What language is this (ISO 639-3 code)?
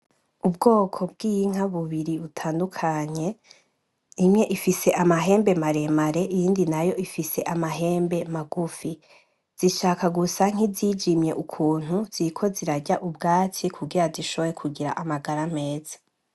run